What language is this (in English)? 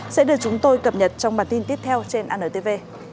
Vietnamese